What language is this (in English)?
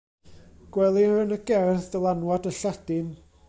Welsh